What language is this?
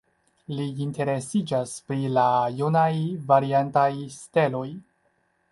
Esperanto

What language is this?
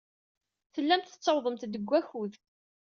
Kabyle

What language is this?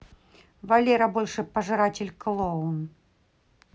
Russian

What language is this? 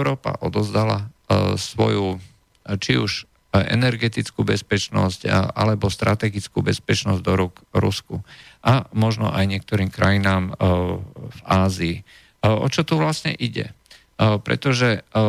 Slovak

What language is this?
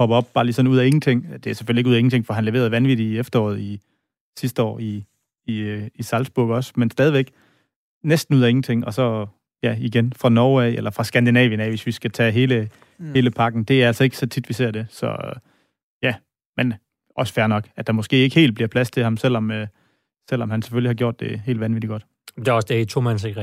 Danish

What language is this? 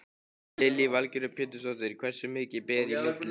Icelandic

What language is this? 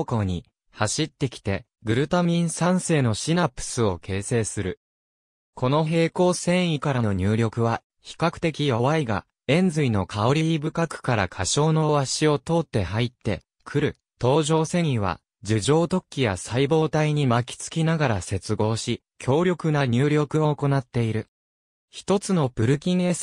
Japanese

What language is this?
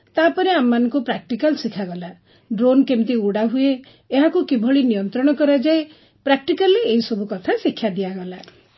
Odia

